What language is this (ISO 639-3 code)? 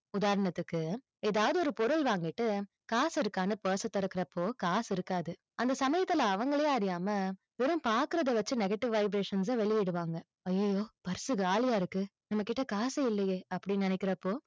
tam